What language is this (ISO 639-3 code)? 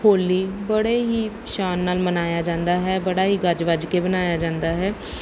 pan